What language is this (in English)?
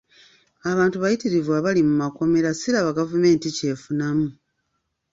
Ganda